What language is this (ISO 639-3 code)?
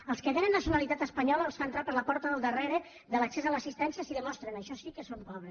cat